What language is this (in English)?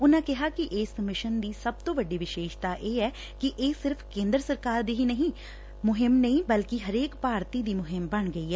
Punjabi